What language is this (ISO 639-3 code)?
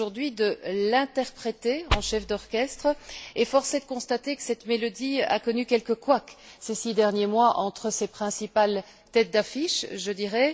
fra